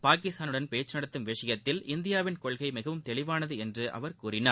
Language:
Tamil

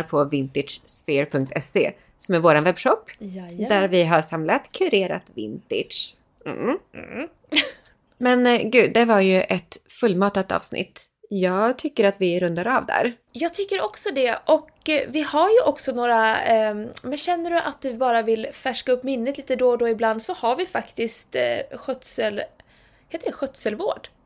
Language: Swedish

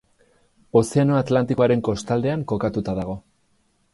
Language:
Basque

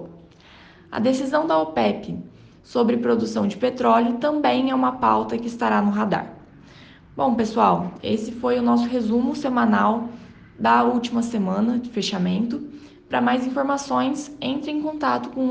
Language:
Portuguese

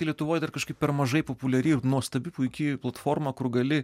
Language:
Lithuanian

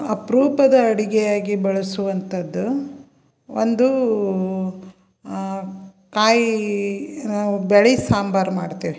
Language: Kannada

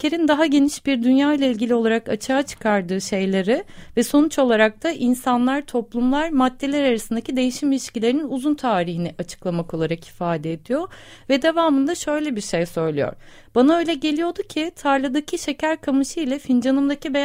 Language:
Turkish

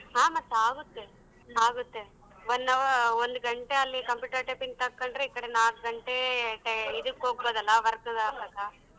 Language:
Kannada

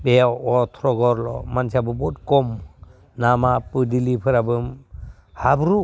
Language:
Bodo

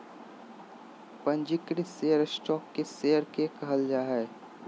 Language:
Magahi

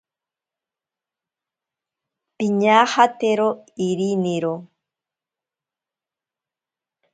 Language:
Ashéninka Perené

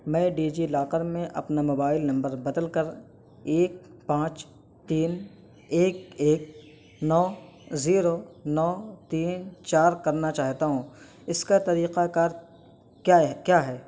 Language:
Urdu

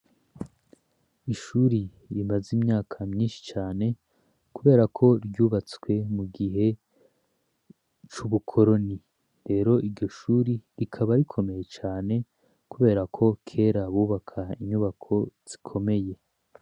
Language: Rundi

